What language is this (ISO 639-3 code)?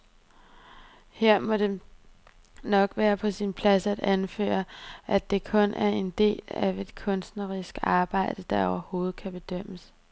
dan